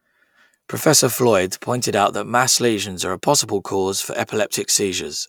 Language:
English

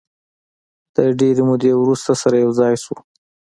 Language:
Pashto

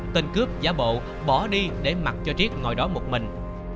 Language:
Vietnamese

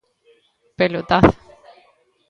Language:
Galician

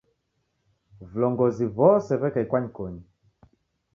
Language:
Taita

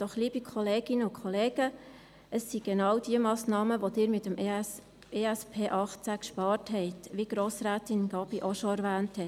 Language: Swiss German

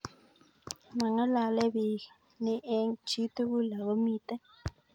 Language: Kalenjin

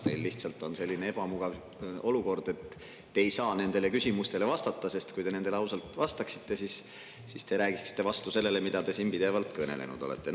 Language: Estonian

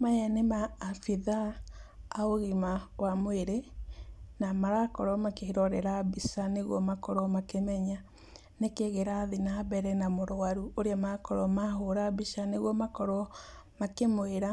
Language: Kikuyu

